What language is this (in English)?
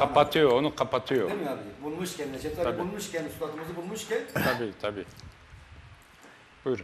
Turkish